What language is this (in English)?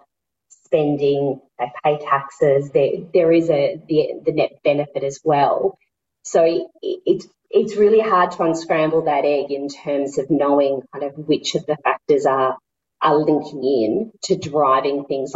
Filipino